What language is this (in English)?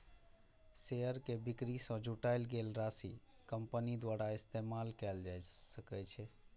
Maithili